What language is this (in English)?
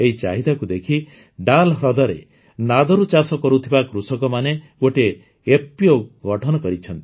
Odia